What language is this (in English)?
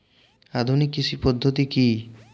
Bangla